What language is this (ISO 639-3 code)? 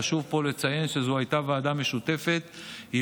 heb